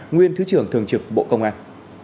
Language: Vietnamese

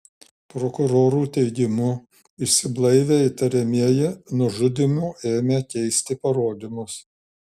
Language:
Lithuanian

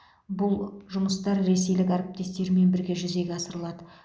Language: Kazakh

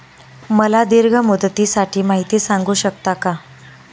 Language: Marathi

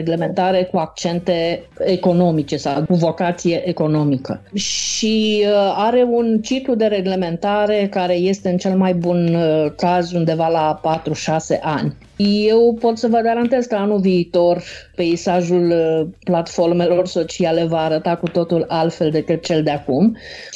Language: Romanian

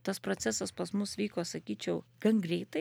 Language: Lithuanian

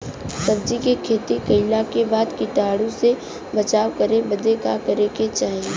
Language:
Bhojpuri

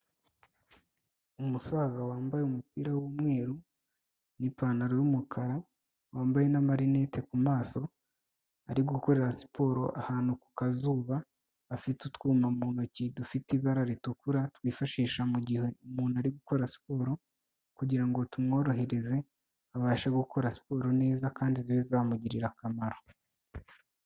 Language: Kinyarwanda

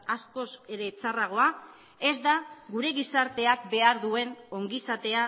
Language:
Basque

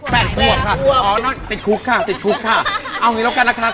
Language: Thai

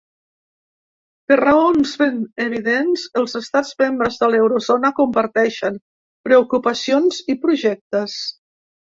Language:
Catalan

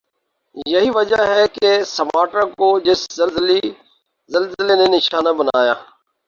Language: Urdu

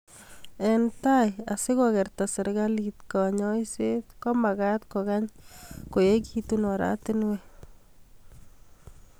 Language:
Kalenjin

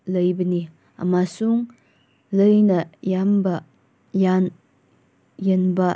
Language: Manipuri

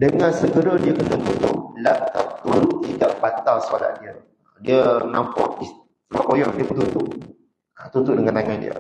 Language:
Malay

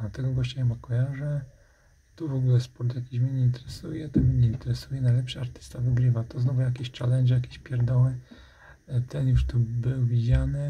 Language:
Polish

